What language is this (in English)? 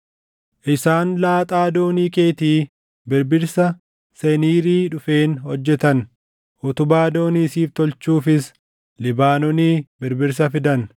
Oromo